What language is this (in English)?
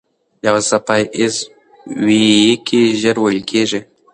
Pashto